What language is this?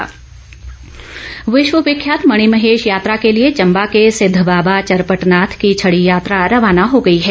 Hindi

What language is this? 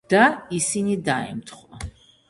Georgian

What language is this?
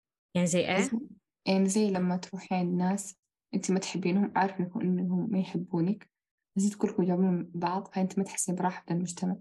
Arabic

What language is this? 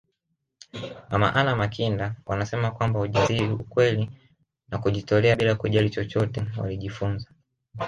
Swahili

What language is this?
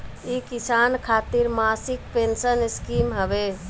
Bhojpuri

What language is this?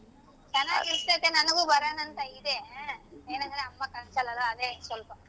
Kannada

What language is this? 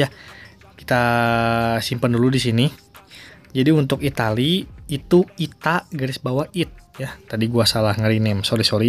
Indonesian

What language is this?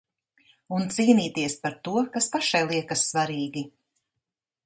Latvian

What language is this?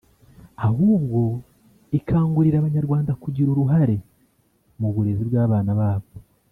Kinyarwanda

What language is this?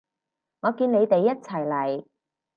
Cantonese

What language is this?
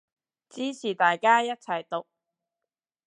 Cantonese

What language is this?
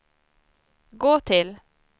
Swedish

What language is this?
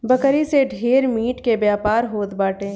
Bhojpuri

